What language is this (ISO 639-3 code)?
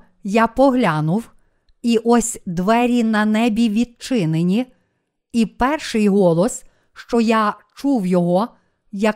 ukr